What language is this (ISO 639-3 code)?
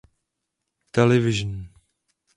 ces